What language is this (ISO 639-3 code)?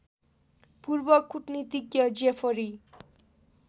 nep